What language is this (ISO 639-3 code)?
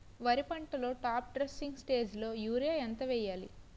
tel